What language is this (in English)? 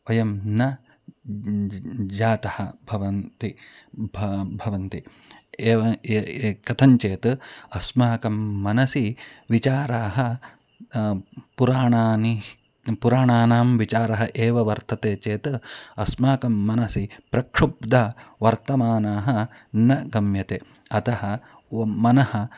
Sanskrit